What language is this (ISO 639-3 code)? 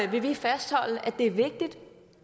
dan